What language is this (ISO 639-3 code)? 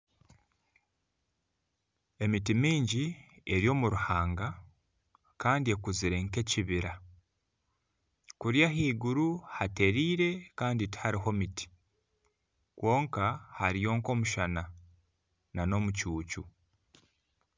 nyn